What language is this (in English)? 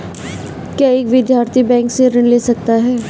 Hindi